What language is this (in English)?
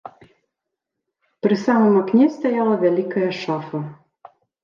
Belarusian